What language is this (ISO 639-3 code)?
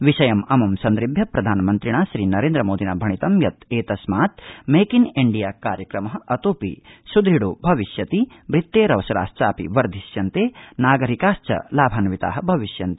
san